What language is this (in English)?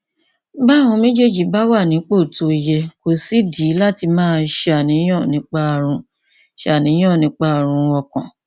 Yoruba